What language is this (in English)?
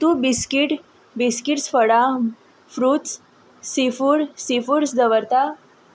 Konkani